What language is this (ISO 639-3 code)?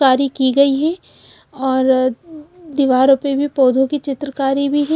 hin